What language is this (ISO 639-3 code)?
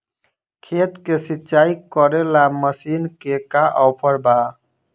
bho